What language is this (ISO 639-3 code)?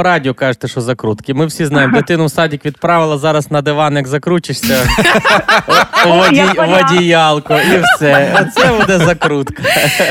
ukr